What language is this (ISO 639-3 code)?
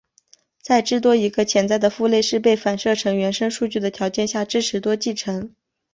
zho